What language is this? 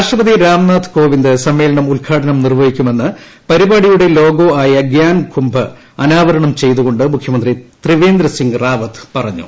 Malayalam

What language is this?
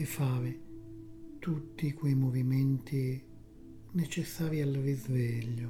Italian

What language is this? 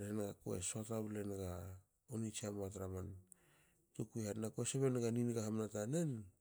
Hakö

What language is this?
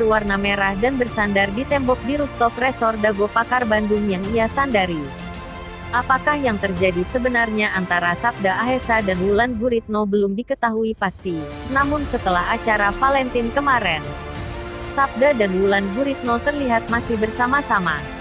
Indonesian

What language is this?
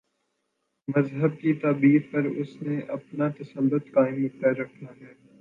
Urdu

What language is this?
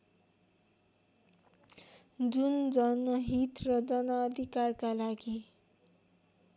Nepali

